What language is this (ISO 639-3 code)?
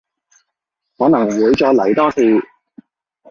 yue